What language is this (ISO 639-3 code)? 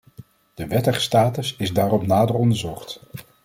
nld